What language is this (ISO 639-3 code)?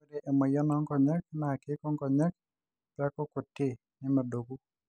mas